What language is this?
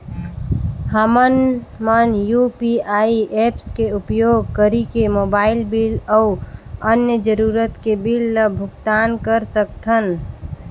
Chhattisgarhi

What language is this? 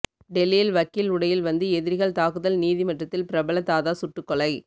Tamil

